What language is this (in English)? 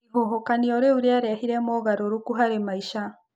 Kikuyu